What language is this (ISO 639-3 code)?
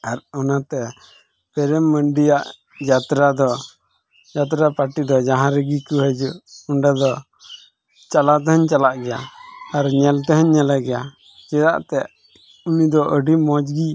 sat